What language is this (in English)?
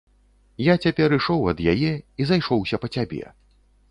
Belarusian